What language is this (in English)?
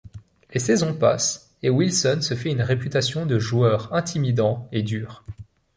French